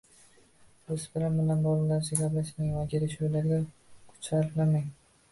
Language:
Uzbek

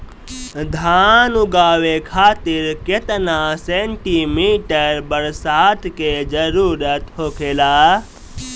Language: Bhojpuri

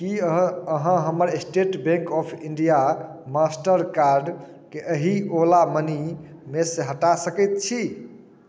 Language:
Maithili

